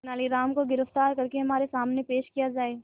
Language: Hindi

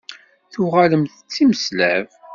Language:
Kabyle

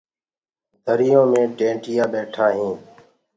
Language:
Gurgula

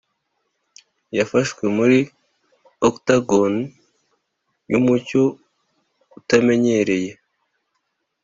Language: Kinyarwanda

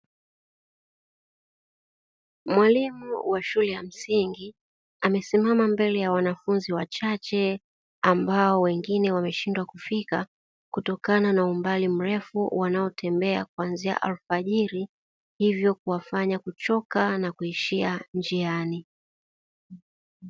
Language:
Swahili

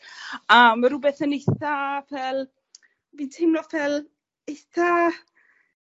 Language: Welsh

